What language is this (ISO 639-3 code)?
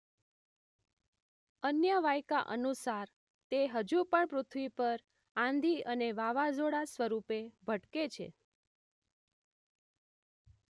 guj